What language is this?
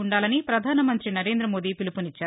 Telugu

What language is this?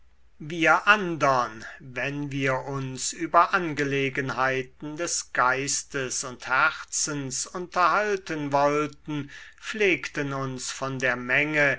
German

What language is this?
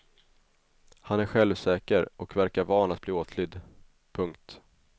Swedish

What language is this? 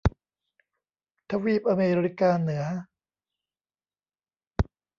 Thai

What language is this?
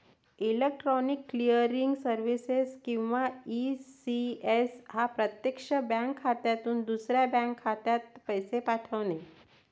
Marathi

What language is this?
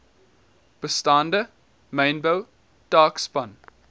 Afrikaans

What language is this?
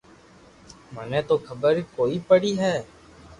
Loarki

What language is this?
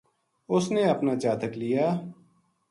Gujari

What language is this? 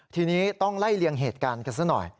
Thai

